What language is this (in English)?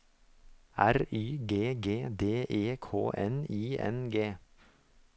Norwegian